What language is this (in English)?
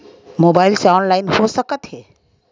Chhattisgarhi